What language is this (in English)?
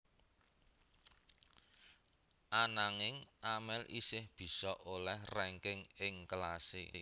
Javanese